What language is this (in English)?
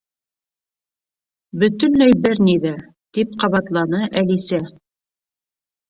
Bashkir